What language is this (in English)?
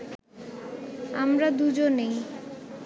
Bangla